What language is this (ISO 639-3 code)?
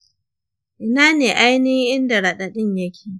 hau